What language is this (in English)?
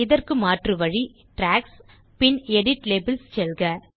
Tamil